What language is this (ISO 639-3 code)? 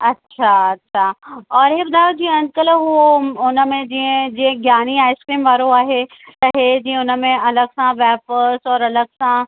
snd